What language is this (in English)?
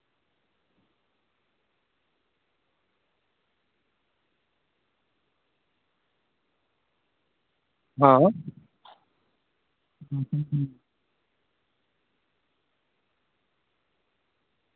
Maithili